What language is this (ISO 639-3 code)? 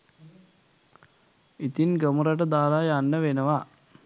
sin